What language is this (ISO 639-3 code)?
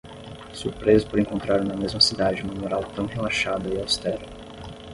por